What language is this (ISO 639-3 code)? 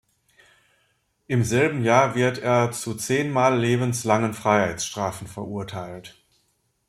deu